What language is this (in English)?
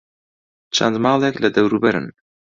Central Kurdish